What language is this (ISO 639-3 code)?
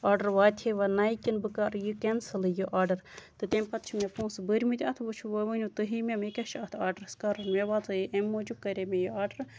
kas